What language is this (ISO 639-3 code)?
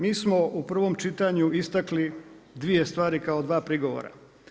hrv